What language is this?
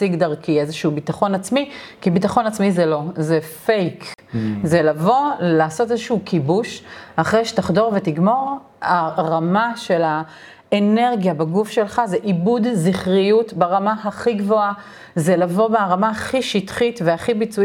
Hebrew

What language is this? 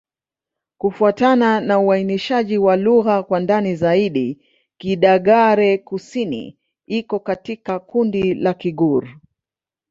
Swahili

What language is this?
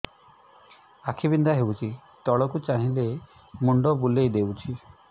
Odia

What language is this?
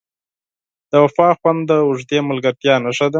Pashto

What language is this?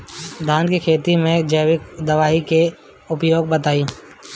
Bhojpuri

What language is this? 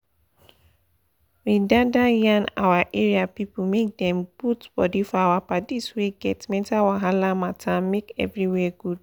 Nigerian Pidgin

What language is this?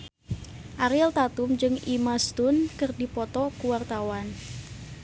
Sundanese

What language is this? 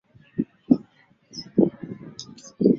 Swahili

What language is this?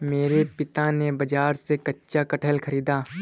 Hindi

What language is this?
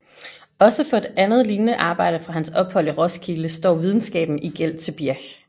Danish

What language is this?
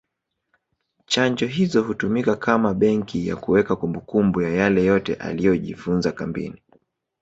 Swahili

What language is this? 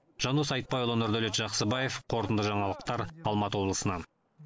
Kazakh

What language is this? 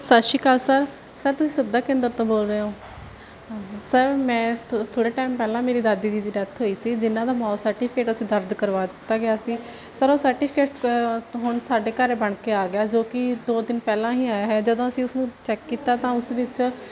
Punjabi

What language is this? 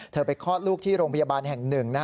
Thai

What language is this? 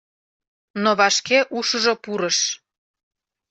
Mari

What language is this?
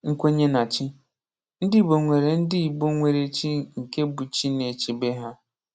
Igbo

